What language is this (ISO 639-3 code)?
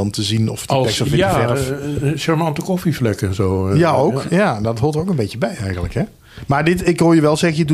nld